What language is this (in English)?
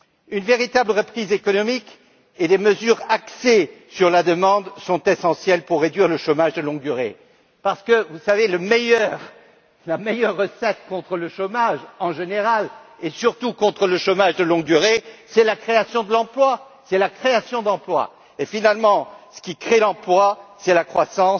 French